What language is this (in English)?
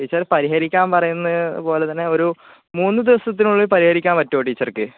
Malayalam